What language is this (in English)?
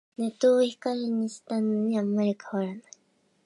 Japanese